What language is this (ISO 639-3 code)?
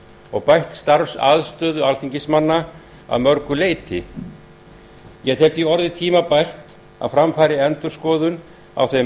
isl